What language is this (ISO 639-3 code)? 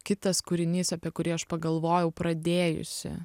lit